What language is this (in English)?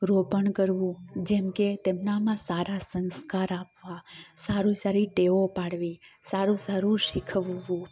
Gujarati